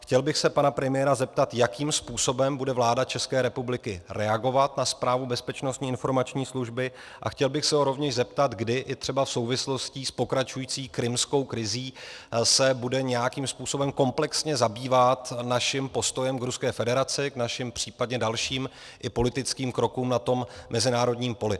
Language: Czech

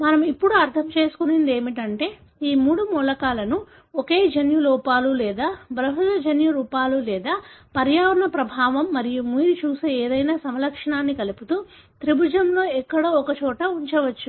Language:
Telugu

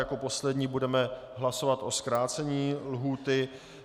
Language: Czech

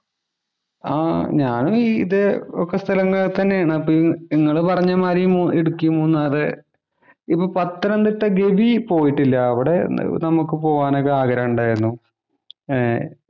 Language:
Malayalam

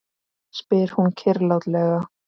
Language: Icelandic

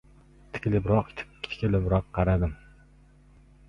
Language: Uzbek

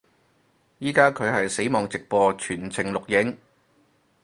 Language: Cantonese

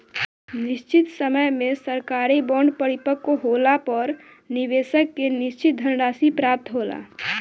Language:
Bhojpuri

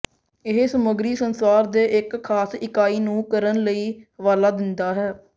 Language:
Punjabi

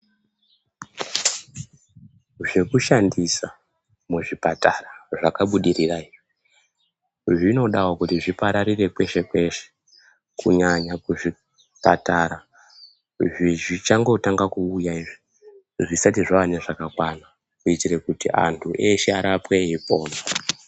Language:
Ndau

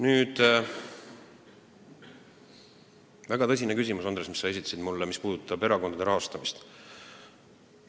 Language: Estonian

